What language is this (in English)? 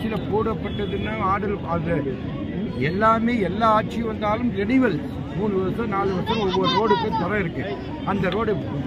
Tamil